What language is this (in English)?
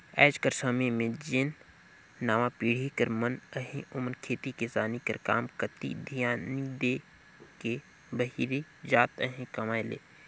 Chhattisgarhi